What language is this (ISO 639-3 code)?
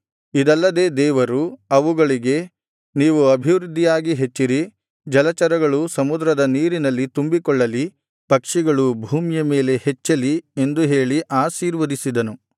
kan